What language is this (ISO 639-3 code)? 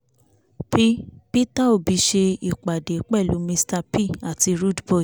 yor